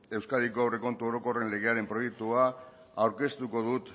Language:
Basque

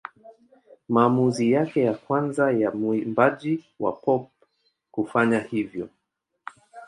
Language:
Swahili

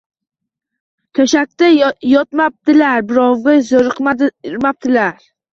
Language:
Uzbek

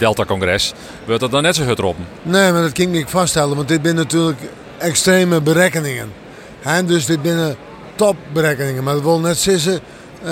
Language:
Dutch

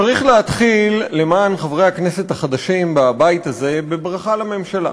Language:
Hebrew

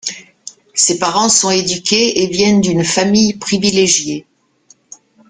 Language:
French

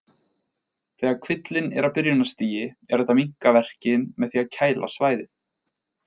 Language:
Icelandic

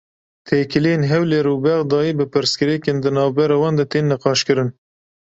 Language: Kurdish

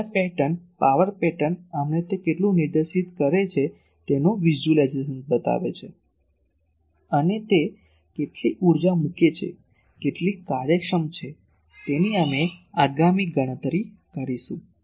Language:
Gujarati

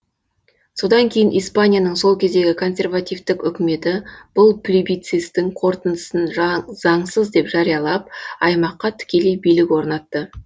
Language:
Kazakh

